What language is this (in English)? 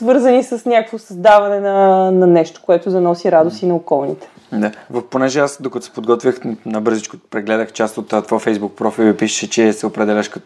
Bulgarian